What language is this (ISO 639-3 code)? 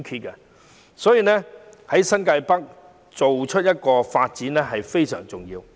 yue